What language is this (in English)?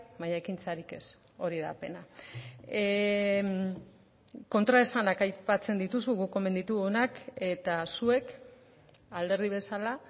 Basque